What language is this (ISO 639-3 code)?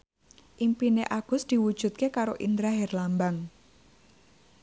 jav